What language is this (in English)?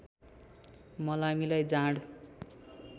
Nepali